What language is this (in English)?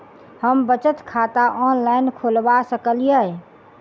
Maithili